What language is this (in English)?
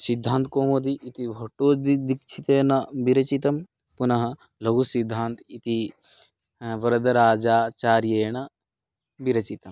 Sanskrit